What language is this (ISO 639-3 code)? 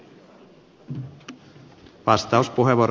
fin